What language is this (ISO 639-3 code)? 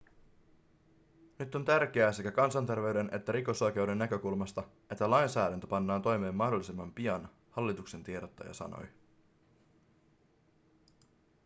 fin